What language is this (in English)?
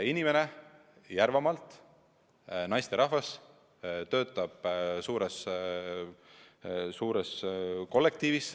Estonian